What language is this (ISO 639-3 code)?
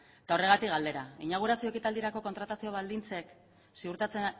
eus